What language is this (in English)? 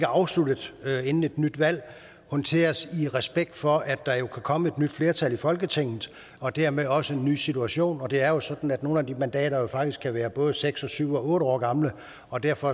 Danish